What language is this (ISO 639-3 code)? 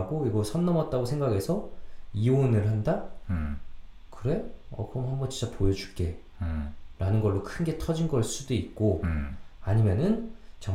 kor